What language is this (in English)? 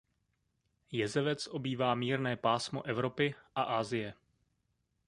Czech